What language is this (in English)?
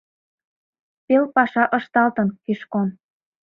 Mari